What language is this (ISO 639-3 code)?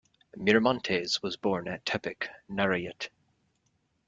eng